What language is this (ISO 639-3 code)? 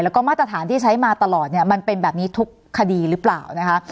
tha